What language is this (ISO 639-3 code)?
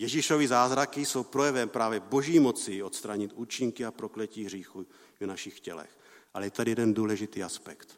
ces